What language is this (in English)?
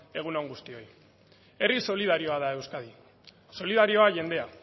Basque